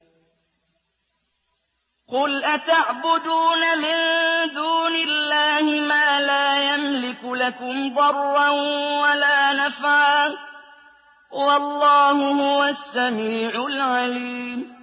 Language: Arabic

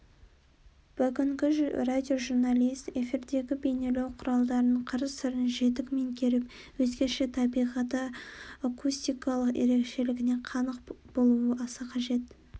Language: Kazakh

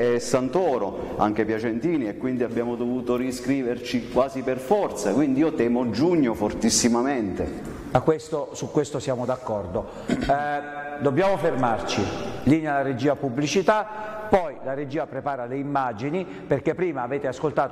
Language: Italian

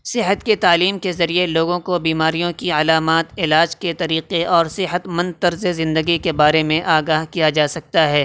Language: Urdu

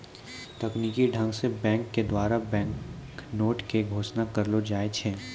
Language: Maithili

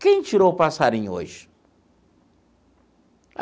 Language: Portuguese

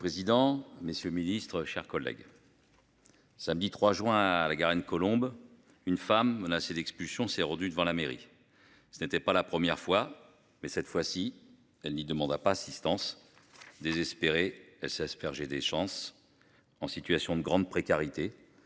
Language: French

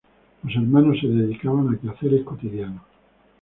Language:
Spanish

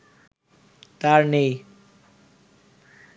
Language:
Bangla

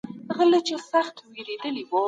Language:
Pashto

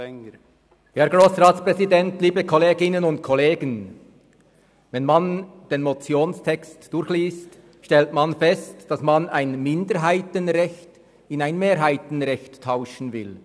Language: Swiss German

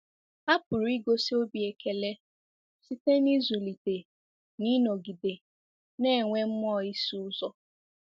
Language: Igbo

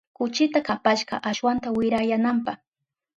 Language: Southern Pastaza Quechua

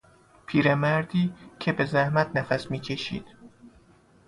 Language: Persian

